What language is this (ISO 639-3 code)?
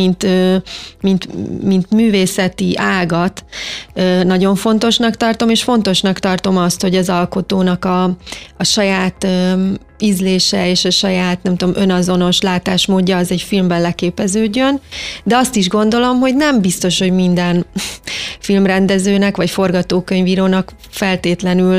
hun